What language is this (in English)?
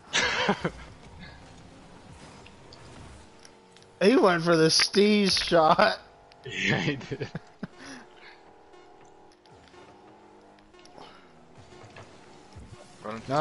English